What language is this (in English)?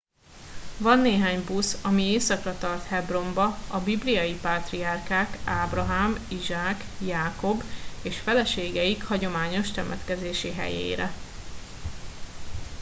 Hungarian